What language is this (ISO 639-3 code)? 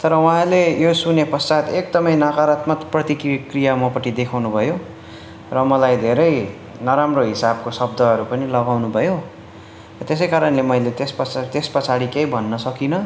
nep